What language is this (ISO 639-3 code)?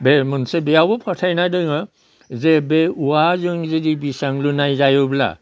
brx